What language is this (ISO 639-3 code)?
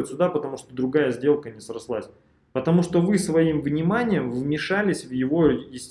rus